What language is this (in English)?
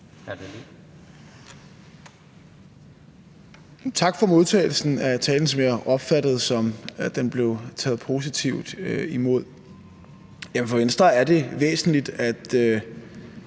Danish